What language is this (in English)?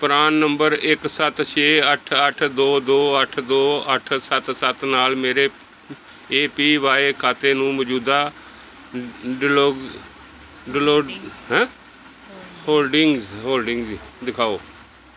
Punjabi